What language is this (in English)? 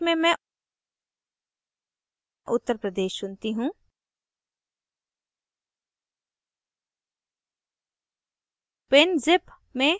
Hindi